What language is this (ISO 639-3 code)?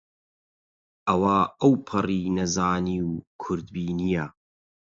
ckb